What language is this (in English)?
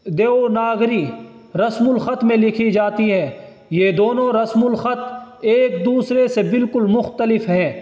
Urdu